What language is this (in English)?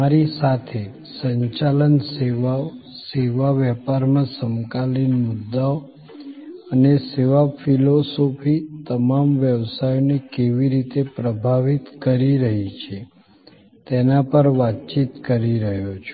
Gujarati